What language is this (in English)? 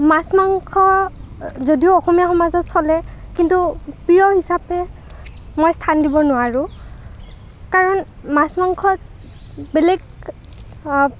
Assamese